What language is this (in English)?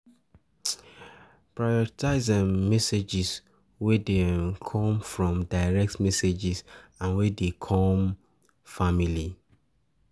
Nigerian Pidgin